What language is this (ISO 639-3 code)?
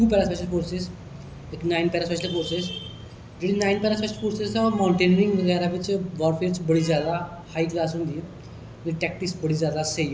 doi